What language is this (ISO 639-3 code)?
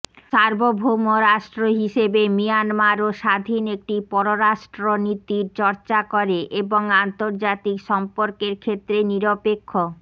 ben